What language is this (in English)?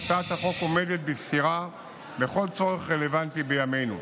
Hebrew